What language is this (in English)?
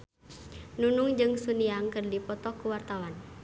Sundanese